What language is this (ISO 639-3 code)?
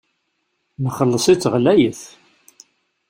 kab